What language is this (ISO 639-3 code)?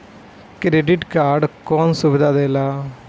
bho